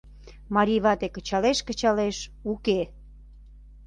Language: Mari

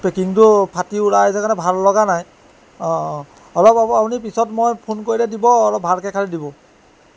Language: Assamese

